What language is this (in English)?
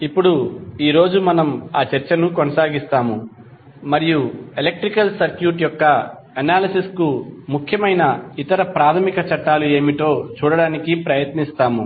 Telugu